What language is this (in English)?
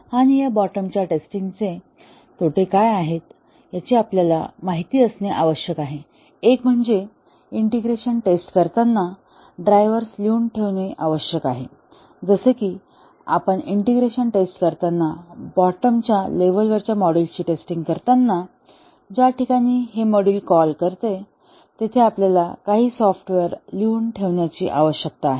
Marathi